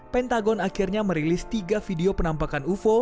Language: Indonesian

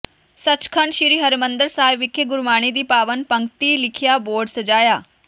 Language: Punjabi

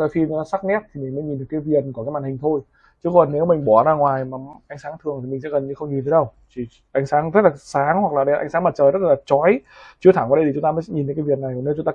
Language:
Vietnamese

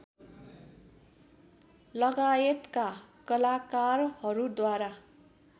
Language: Nepali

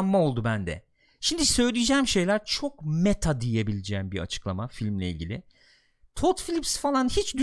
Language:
Turkish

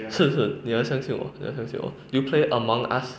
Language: English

